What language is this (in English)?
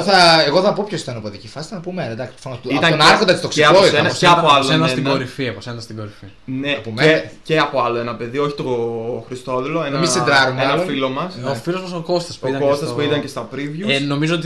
Greek